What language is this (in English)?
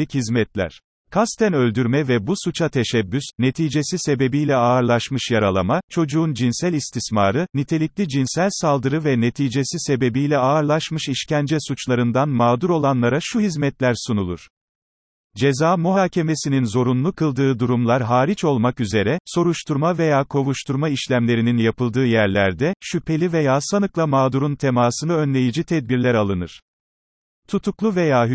Turkish